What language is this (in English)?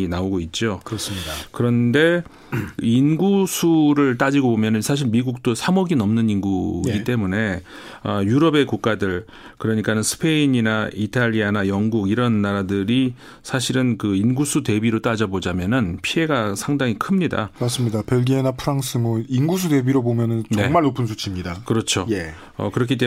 Korean